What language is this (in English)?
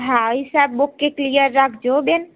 Gujarati